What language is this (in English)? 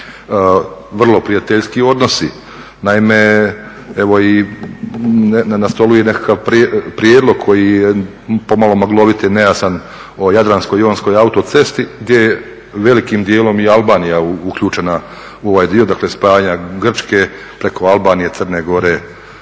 Croatian